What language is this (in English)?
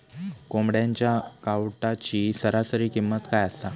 Marathi